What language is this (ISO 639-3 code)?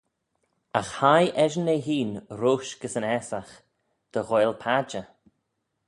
glv